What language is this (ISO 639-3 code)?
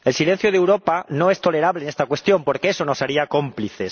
spa